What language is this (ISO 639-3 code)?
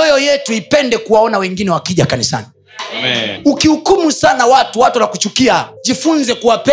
swa